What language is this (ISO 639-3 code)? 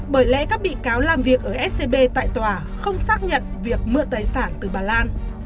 vie